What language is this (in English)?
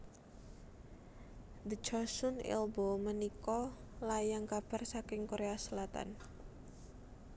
Javanese